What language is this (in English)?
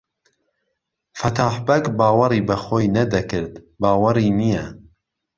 Central Kurdish